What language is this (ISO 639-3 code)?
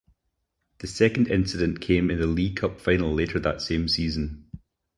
eng